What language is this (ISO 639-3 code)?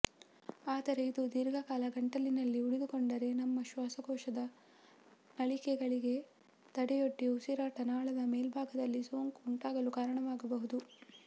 kan